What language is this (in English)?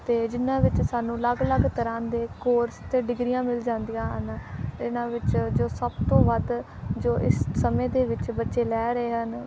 Punjabi